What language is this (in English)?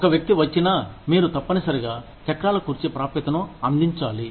Telugu